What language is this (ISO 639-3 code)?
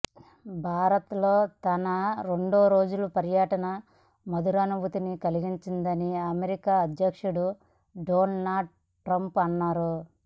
tel